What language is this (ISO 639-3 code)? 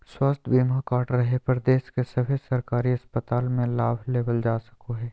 mag